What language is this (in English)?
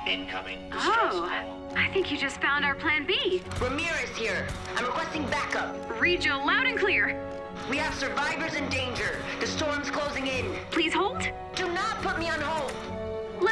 English